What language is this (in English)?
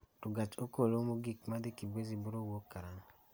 Luo (Kenya and Tanzania)